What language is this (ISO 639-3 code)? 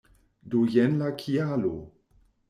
epo